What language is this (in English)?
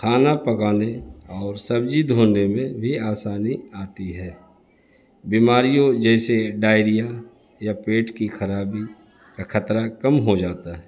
Urdu